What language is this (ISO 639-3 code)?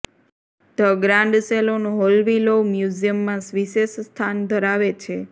guj